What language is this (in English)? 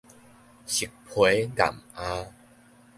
Min Nan Chinese